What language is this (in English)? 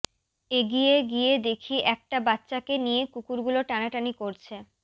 Bangla